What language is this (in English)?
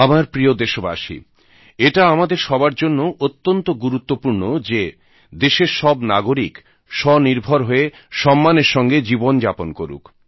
Bangla